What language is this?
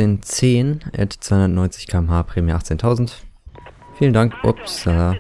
German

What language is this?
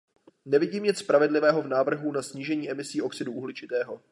Czech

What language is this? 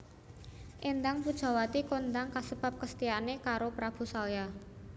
Javanese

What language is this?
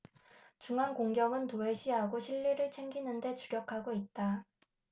Korean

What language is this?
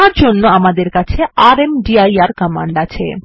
Bangla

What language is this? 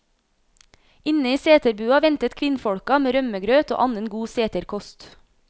Norwegian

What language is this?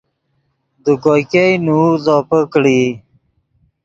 Yidgha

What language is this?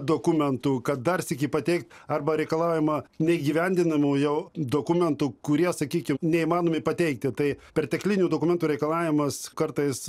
Lithuanian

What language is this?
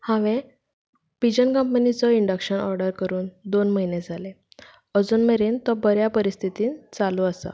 Konkani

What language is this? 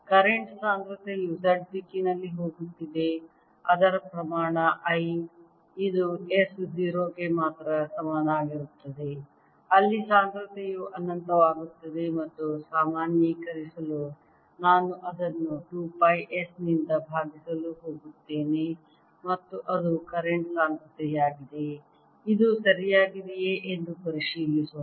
Kannada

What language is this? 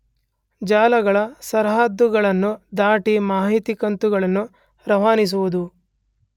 Kannada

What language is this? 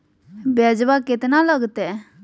Magahi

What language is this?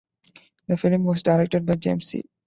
English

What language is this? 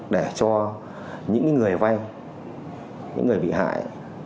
Vietnamese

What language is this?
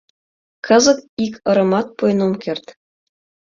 Mari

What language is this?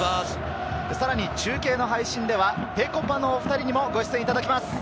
Japanese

